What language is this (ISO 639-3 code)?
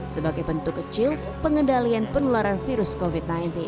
ind